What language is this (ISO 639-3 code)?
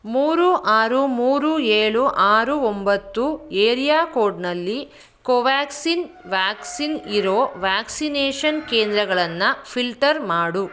kan